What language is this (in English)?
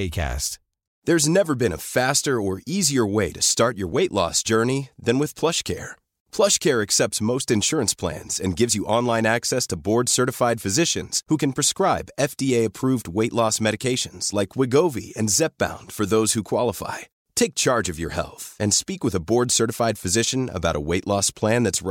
Urdu